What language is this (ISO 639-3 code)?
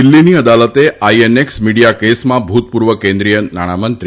guj